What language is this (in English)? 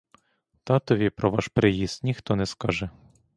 Ukrainian